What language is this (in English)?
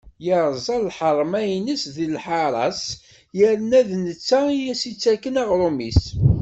Kabyle